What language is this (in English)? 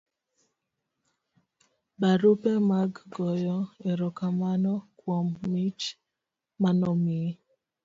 Luo (Kenya and Tanzania)